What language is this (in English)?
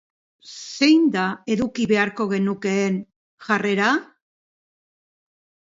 Basque